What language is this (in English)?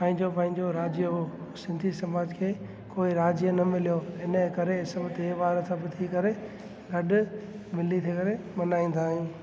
Sindhi